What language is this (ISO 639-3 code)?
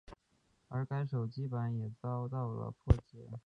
zho